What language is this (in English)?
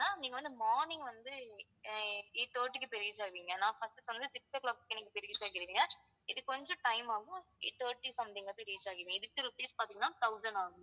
Tamil